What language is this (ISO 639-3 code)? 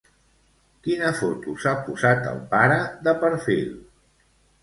cat